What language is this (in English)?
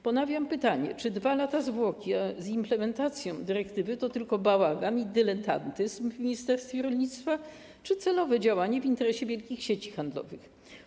Polish